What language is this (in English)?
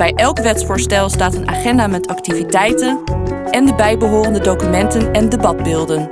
Dutch